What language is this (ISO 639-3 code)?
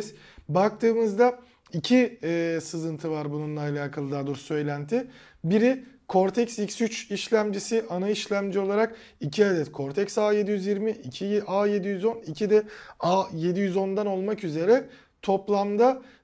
tur